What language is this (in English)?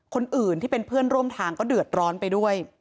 Thai